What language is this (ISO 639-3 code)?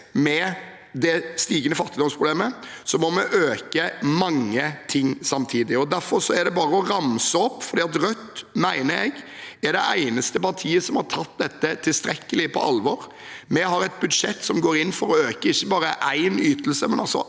nor